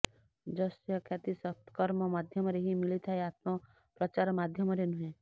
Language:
Odia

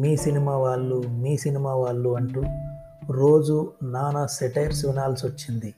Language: Telugu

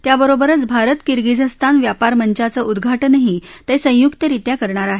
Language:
Marathi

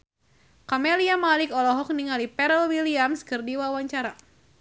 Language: Sundanese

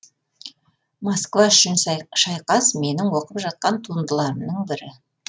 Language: Kazakh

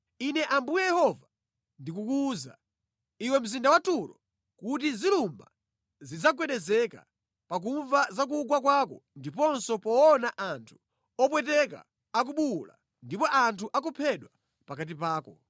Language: Nyanja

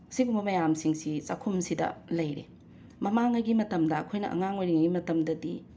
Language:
Manipuri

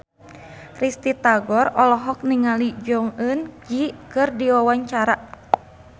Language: Sundanese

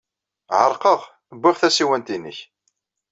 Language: Kabyle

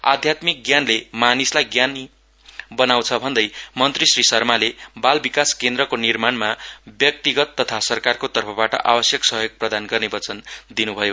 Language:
Nepali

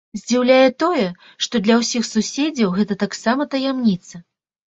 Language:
Belarusian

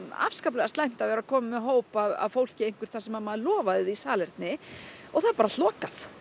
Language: Icelandic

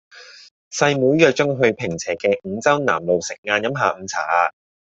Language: Cantonese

